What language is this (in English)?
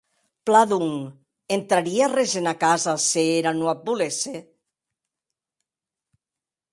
Occitan